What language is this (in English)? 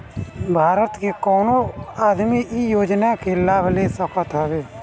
Bhojpuri